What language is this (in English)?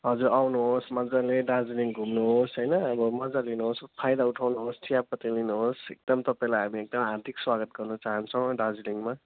Nepali